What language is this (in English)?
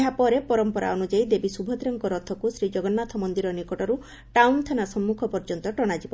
Odia